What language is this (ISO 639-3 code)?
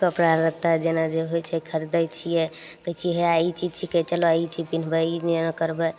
mai